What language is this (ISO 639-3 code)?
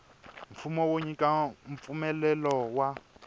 tso